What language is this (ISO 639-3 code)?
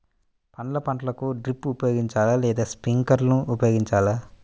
tel